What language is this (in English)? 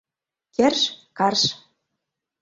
Mari